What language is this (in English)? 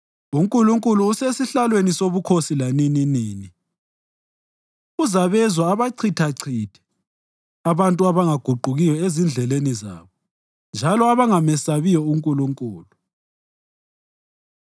North Ndebele